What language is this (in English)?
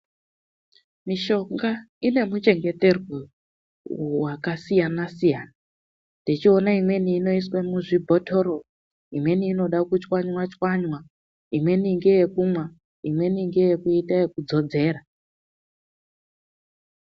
Ndau